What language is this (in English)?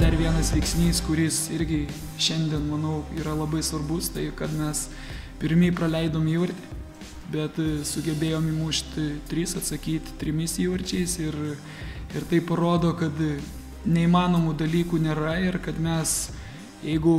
Lithuanian